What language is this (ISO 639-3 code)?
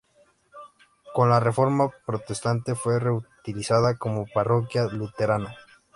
spa